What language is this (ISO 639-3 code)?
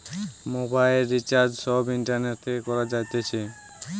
ben